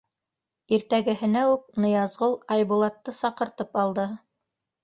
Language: Bashkir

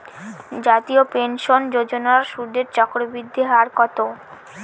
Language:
Bangla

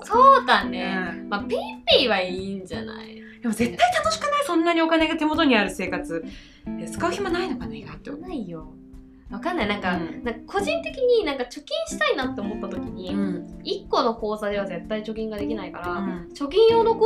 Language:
Japanese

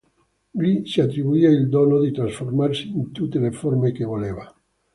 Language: Italian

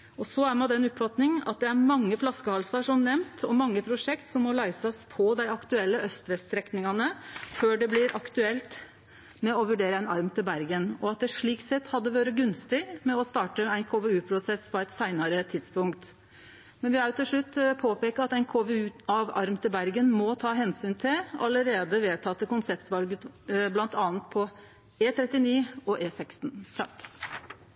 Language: Norwegian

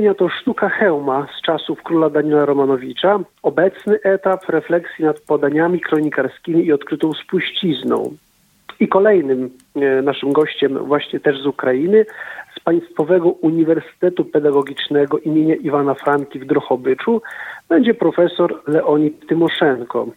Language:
Polish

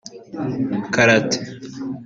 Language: Kinyarwanda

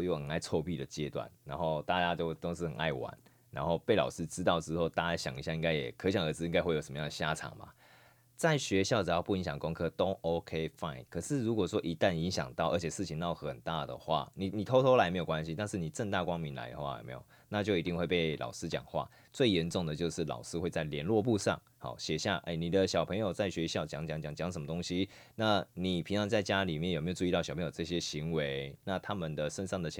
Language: Chinese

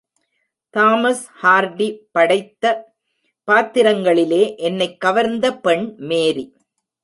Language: Tamil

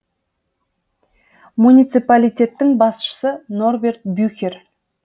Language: Kazakh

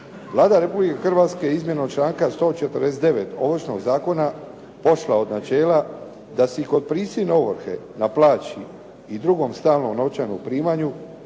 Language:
Croatian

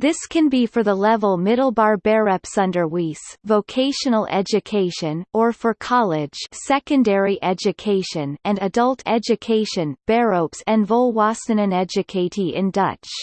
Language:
English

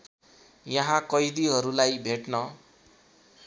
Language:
Nepali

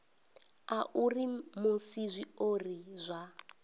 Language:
Venda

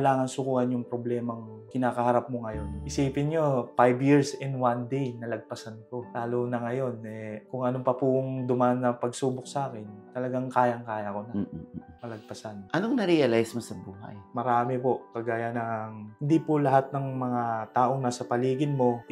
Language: Filipino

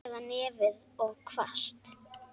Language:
Icelandic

